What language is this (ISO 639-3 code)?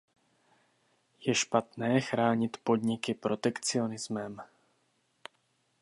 ces